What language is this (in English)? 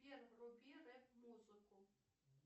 Russian